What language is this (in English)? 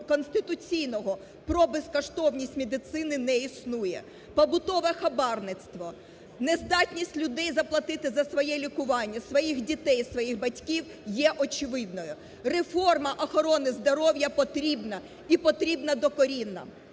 Ukrainian